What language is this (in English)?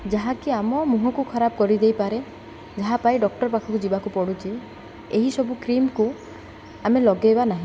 Odia